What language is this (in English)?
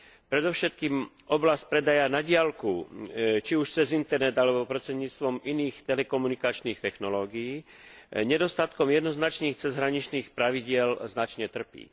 Slovak